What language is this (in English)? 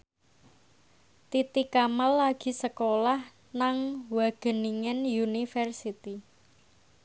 Javanese